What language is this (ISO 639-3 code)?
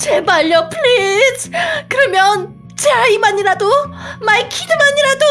kor